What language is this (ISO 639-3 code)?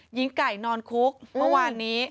tha